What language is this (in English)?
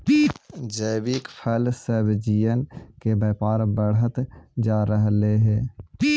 Magahi